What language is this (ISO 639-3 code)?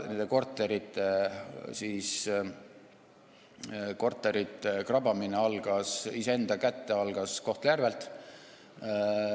est